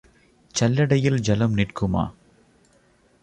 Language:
Tamil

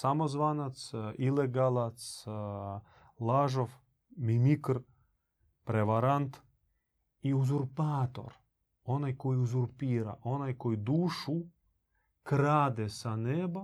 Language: Croatian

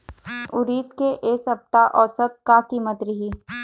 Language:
Chhattisgarhi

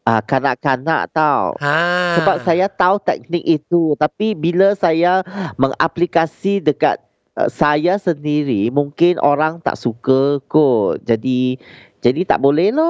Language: Malay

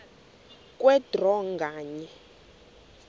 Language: Xhosa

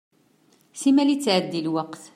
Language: Kabyle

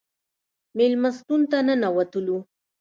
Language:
Pashto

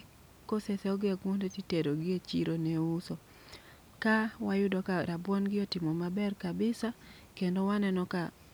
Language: Luo (Kenya and Tanzania)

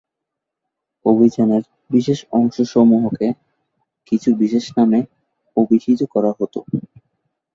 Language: Bangla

